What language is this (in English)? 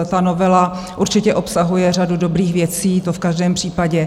Czech